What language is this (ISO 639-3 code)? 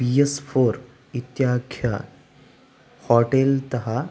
san